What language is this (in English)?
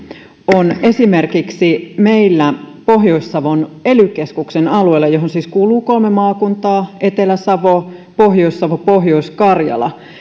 Finnish